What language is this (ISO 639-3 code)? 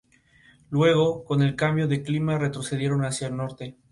spa